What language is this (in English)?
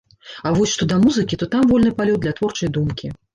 Belarusian